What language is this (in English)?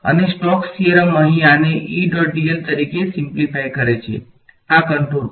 Gujarati